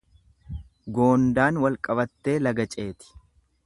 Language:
Oromo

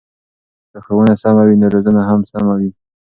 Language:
Pashto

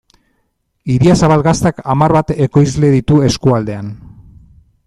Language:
Basque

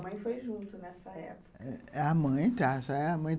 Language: Portuguese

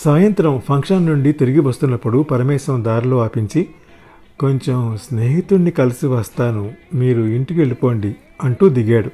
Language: Telugu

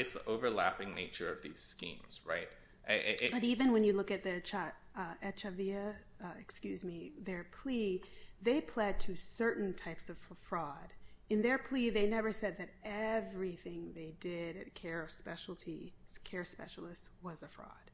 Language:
English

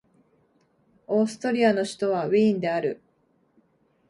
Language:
Japanese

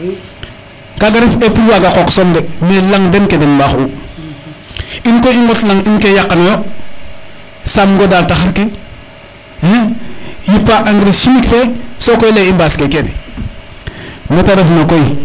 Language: Serer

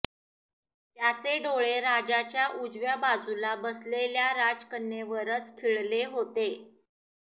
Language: Marathi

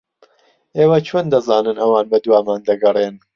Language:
Central Kurdish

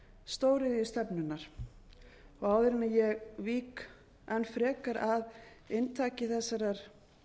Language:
Icelandic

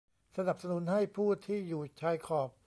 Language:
Thai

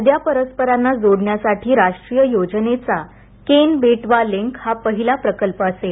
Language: Marathi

